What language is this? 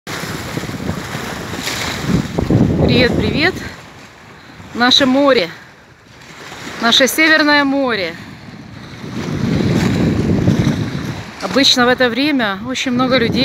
Russian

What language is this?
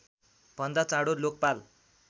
Nepali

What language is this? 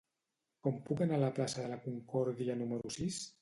Catalan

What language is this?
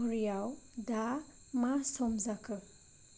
Bodo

